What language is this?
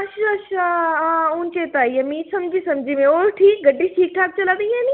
Dogri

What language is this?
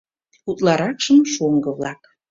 Mari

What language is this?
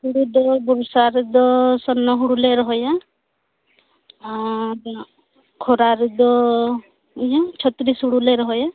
Santali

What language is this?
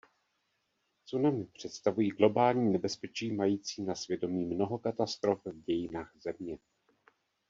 Czech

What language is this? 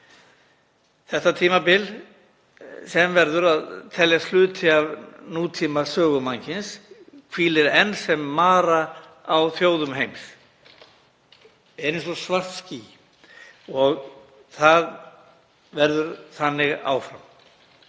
Icelandic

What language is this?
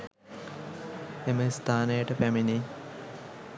Sinhala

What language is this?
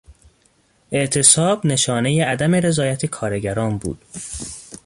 Persian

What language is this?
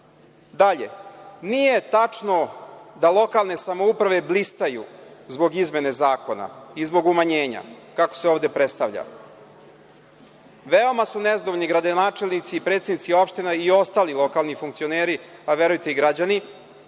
Serbian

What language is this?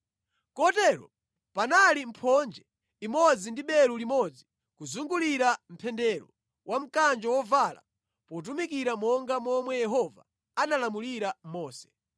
Nyanja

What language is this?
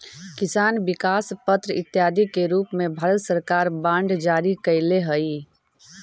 Magahi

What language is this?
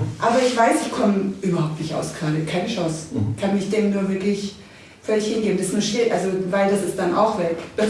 German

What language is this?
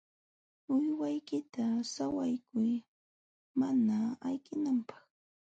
Jauja Wanca Quechua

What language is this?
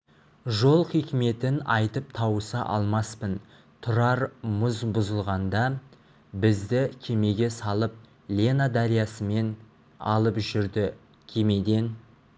Kazakh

